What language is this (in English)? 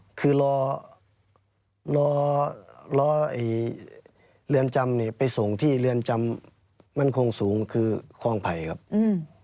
Thai